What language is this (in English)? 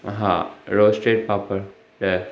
Sindhi